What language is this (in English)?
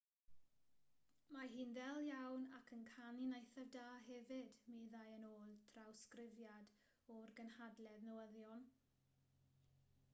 Welsh